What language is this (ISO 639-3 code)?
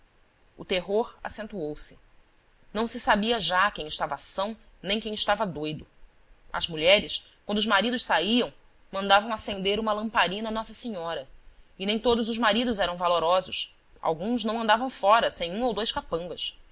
por